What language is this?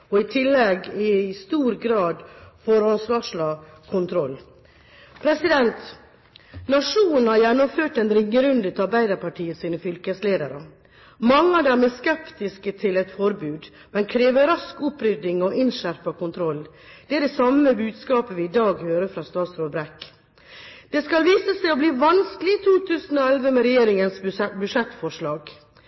Norwegian Bokmål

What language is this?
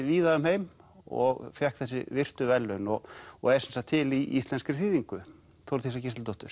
Icelandic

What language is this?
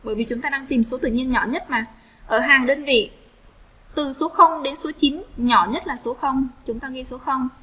Vietnamese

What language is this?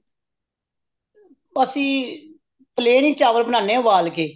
Punjabi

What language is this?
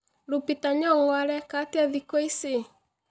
Kikuyu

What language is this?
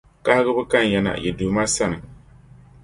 Dagbani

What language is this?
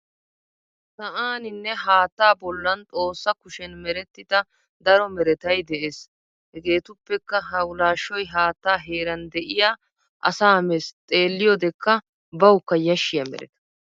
Wolaytta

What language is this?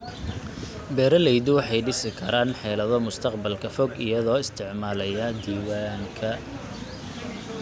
Somali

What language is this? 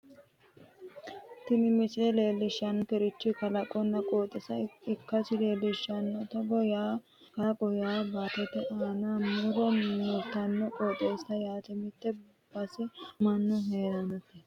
Sidamo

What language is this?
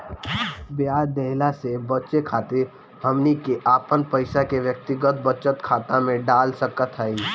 Bhojpuri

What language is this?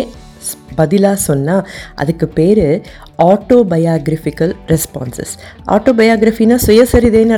Tamil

